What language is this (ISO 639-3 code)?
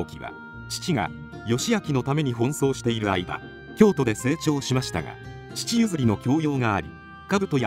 jpn